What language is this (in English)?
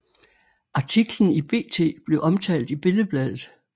Danish